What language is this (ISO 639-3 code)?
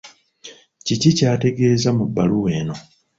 lug